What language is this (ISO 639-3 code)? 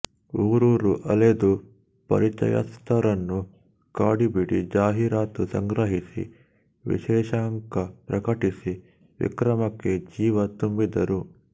kan